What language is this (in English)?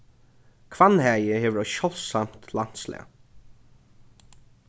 Faroese